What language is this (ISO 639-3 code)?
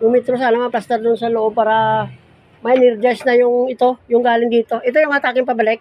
fil